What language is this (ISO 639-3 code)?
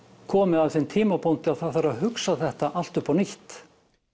isl